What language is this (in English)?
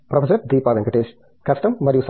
Telugu